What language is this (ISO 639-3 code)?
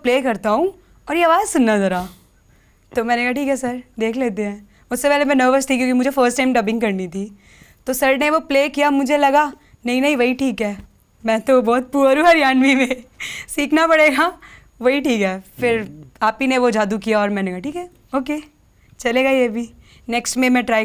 pan